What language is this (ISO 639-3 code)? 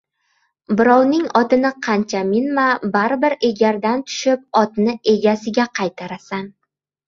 uzb